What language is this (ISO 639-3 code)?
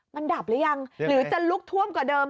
tha